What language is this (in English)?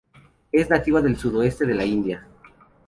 Spanish